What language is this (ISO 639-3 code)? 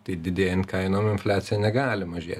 lit